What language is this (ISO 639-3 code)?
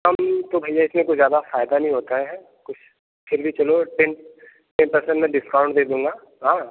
hin